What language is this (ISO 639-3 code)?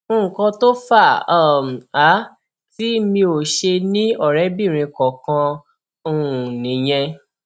yor